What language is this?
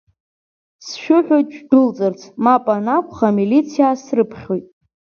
Abkhazian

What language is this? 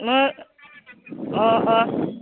Bodo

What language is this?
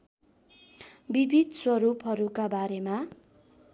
Nepali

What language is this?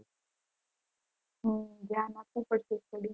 Gujarati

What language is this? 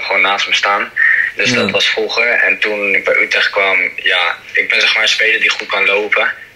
Dutch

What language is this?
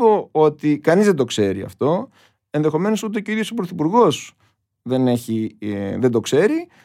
Greek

